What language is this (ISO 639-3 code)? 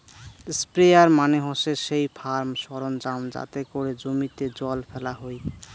ben